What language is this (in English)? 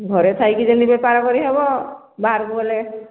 Odia